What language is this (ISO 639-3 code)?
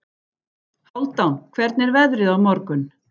isl